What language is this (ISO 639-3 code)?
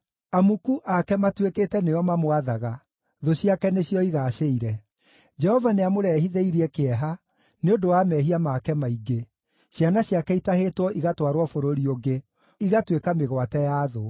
kik